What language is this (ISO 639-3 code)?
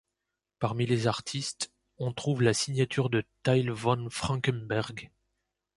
fra